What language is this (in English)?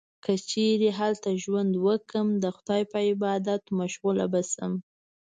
Pashto